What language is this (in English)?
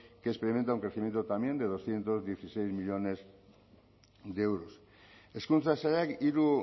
Spanish